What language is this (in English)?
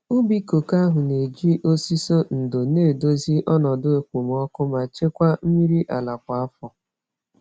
Igbo